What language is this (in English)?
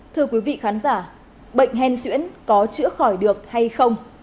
Vietnamese